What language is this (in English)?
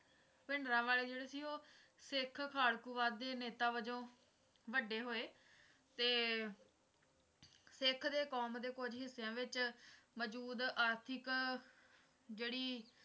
Punjabi